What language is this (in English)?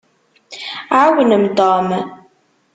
Kabyle